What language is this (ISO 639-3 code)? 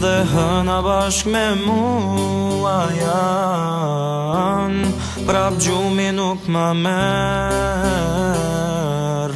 ron